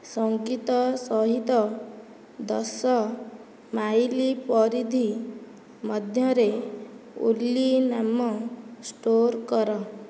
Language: Odia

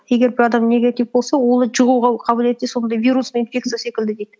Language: Kazakh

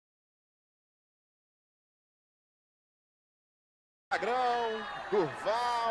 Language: Portuguese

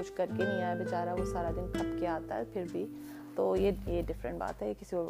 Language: Urdu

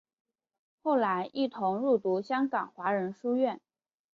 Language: Chinese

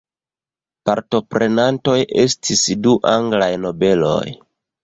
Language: Esperanto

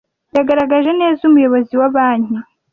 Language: Kinyarwanda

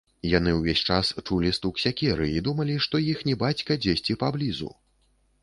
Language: Belarusian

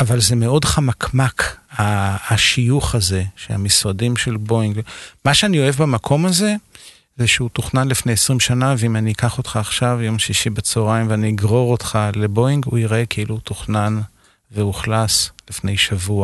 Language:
Hebrew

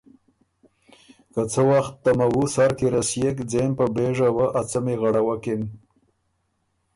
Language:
Ormuri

